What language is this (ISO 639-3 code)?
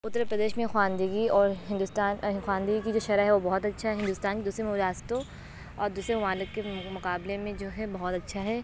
urd